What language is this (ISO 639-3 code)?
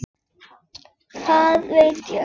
isl